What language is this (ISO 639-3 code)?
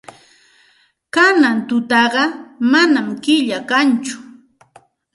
qxt